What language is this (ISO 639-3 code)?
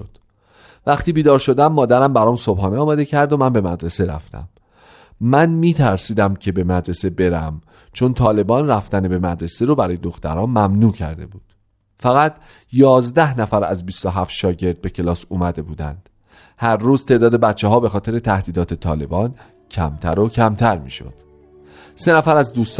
fas